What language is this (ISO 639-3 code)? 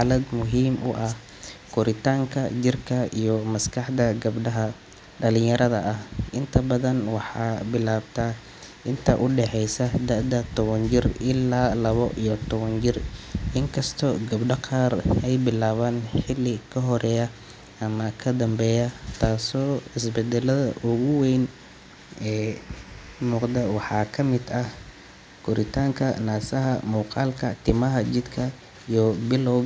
som